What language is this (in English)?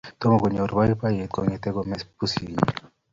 Kalenjin